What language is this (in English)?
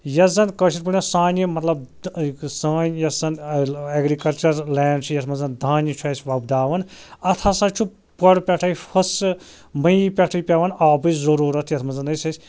Kashmiri